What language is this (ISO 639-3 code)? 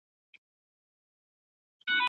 pus